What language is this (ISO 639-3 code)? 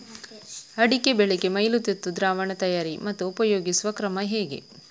kan